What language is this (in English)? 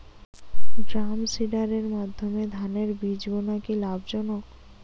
Bangla